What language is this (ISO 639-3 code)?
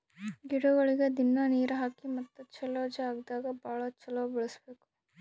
kan